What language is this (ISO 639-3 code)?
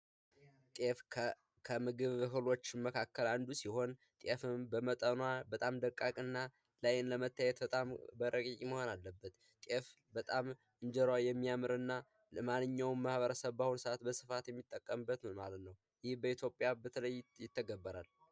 amh